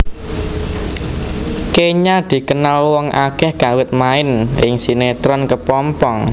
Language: Javanese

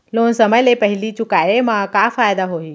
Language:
Chhattisgarhi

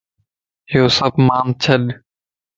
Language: Lasi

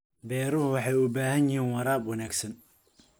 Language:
Somali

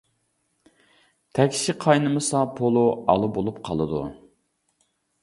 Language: Uyghur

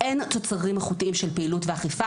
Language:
Hebrew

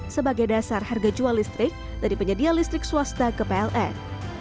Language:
Indonesian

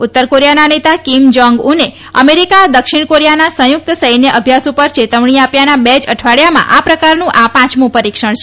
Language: Gujarati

